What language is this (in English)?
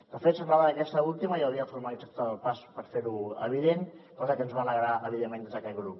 Catalan